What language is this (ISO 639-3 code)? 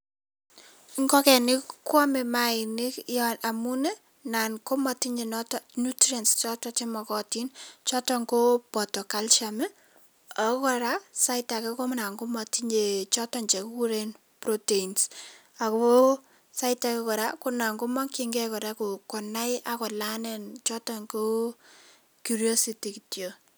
kln